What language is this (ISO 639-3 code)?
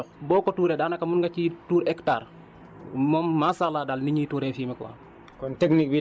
wol